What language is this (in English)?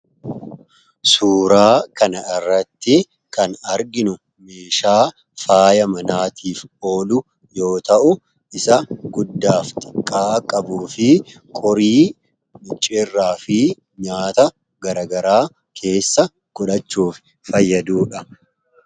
Oromo